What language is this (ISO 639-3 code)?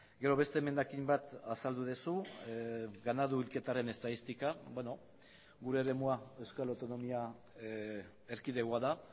eus